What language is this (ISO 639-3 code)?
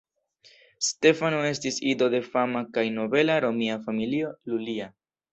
epo